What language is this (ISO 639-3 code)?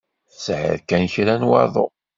kab